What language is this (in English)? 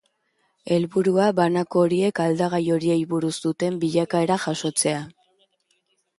Basque